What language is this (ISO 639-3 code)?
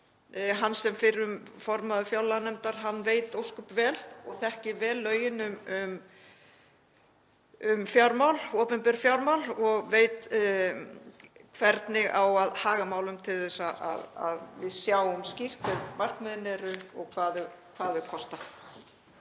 isl